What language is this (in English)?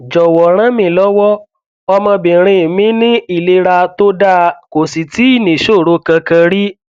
Yoruba